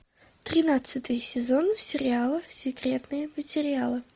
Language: Russian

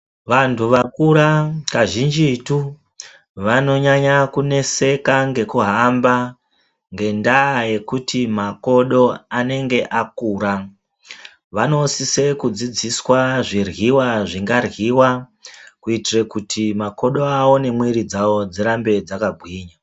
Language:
Ndau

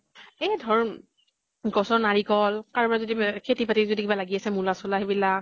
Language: Assamese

